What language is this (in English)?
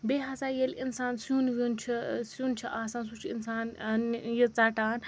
Kashmiri